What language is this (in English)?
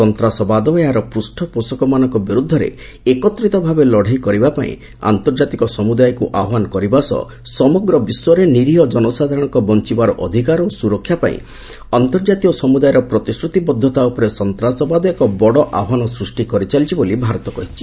Odia